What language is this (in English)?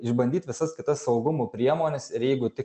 Lithuanian